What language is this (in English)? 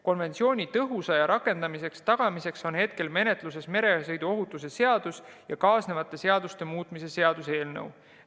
Estonian